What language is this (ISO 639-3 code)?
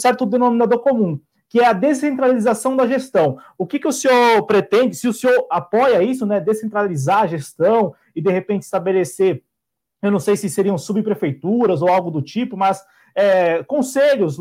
por